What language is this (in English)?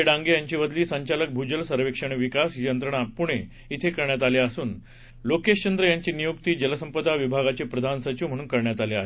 Marathi